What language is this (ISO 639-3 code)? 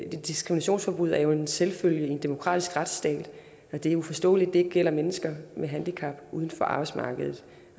dan